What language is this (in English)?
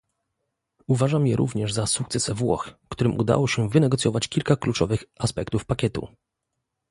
Polish